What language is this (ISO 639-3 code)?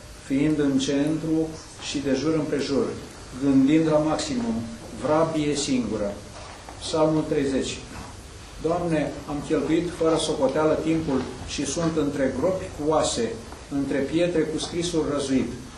ron